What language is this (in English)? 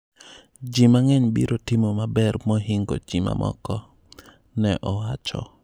Luo (Kenya and Tanzania)